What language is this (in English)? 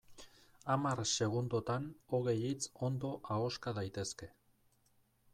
Basque